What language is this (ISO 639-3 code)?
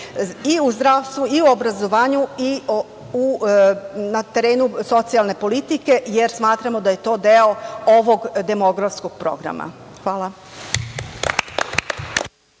srp